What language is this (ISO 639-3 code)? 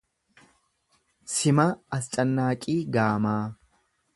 orm